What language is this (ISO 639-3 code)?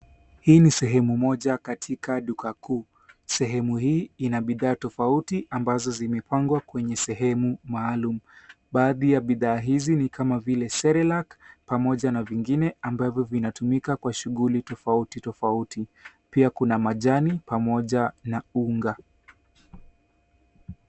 swa